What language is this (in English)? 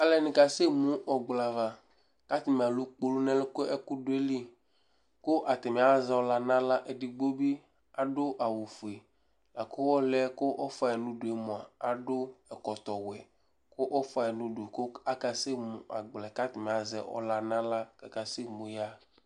Ikposo